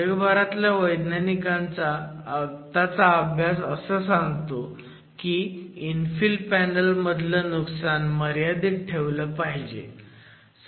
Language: Marathi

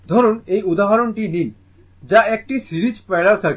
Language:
Bangla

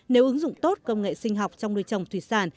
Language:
Vietnamese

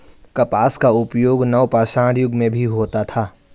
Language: Hindi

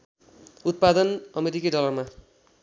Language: Nepali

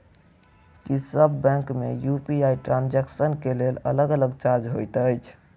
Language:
Maithili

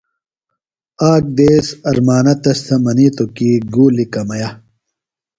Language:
Phalura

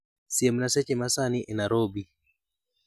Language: Luo (Kenya and Tanzania)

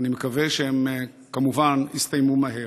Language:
Hebrew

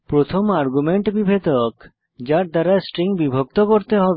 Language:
Bangla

